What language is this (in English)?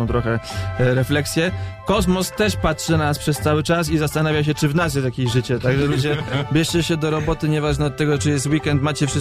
Polish